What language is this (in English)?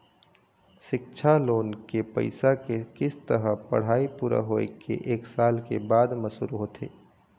Chhattisgarhi